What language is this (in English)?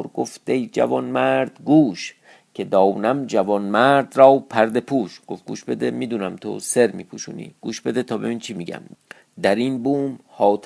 Persian